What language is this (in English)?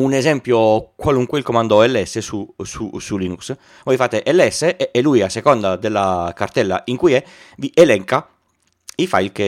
Italian